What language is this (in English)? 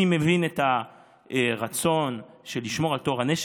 Hebrew